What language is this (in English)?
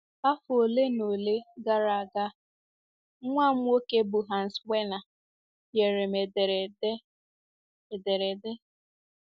Igbo